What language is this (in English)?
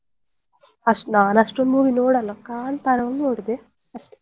Kannada